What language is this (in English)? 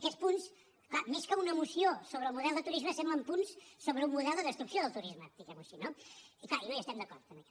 Catalan